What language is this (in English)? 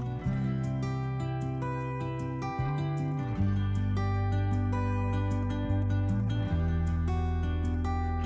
Dutch